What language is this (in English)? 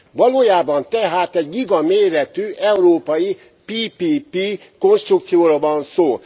Hungarian